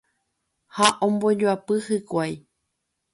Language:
Guarani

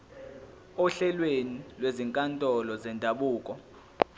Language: Zulu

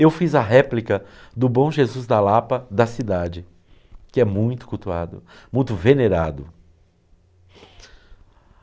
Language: Portuguese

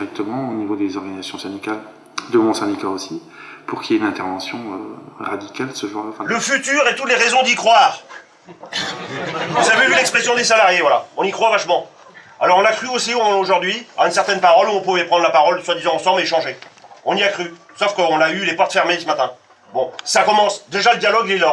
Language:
French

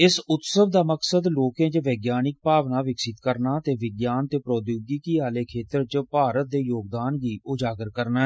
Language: Dogri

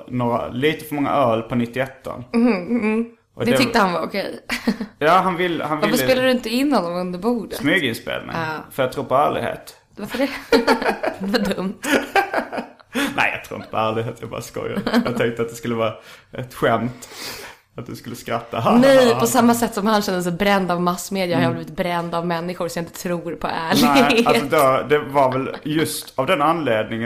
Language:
Swedish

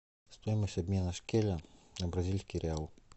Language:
Russian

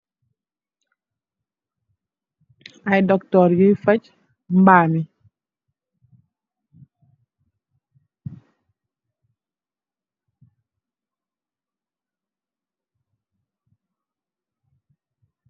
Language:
Wolof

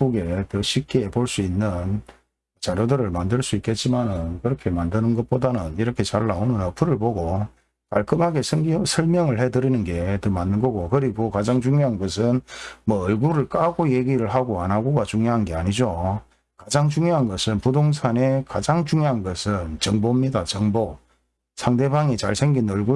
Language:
Korean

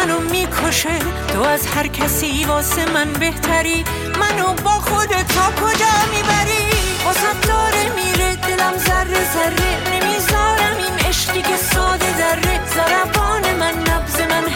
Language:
Persian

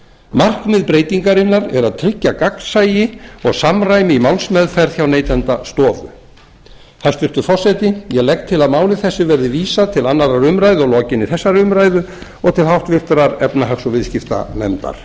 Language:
Icelandic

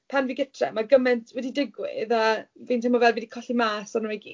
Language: Welsh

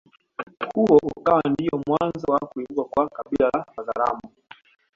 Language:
Swahili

